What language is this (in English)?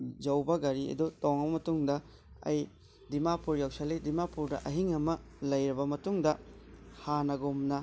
Manipuri